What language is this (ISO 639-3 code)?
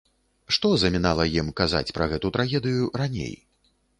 bel